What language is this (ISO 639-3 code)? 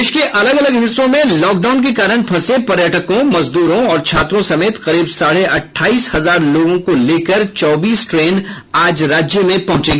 hin